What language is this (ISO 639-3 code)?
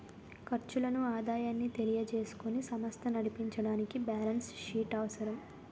tel